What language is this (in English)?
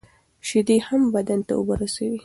Pashto